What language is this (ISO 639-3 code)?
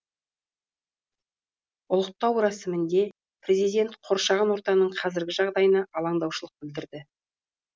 kaz